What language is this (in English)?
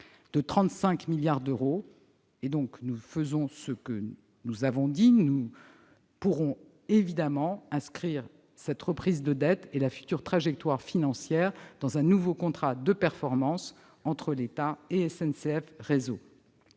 French